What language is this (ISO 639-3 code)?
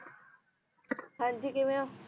pan